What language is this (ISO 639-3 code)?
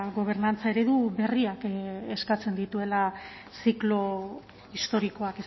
eus